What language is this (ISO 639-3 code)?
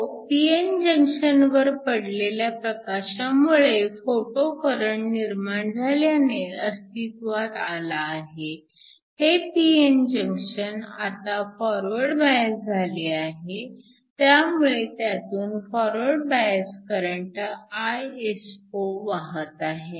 mar